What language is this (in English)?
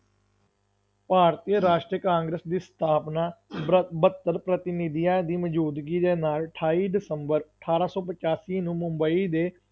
Punjabi